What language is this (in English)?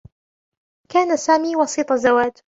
Arabic